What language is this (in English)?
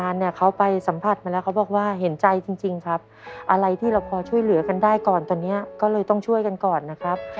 Thai